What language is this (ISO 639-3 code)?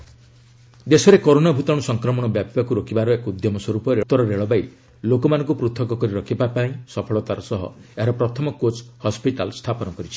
ori